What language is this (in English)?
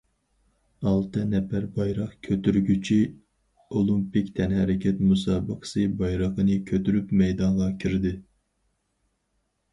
Uyghur